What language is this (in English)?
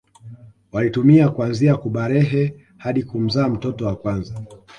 Swahili